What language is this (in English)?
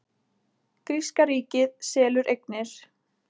Icelandic